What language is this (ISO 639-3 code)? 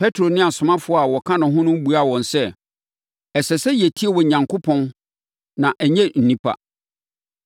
aka